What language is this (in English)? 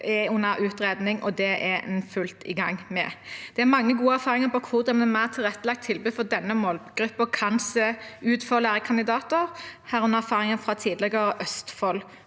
Norwegian